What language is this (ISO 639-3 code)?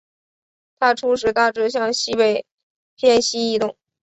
zho